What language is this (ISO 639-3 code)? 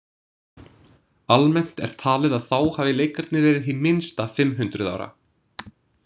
isl